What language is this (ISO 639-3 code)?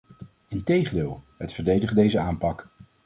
nld